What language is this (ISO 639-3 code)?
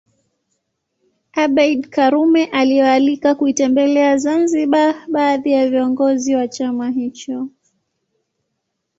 swa